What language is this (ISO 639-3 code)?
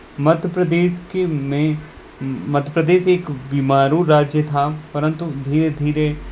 hin